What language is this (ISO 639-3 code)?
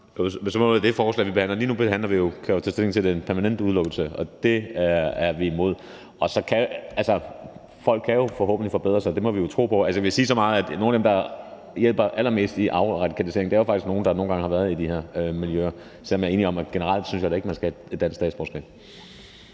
dan